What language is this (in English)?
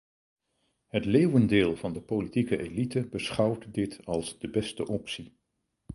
Dutch